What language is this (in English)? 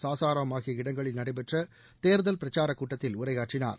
Tamil